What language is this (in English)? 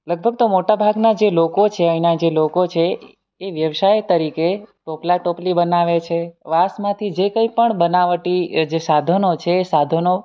Gujarati